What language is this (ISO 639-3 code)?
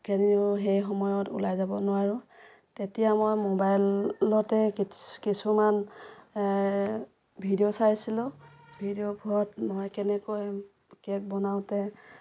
asm